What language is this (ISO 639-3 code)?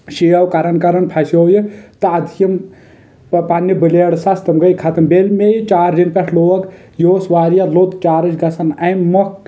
kas